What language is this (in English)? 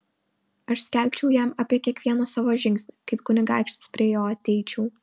Lithuanian